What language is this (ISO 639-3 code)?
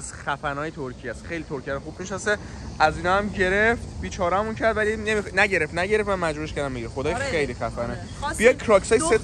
fas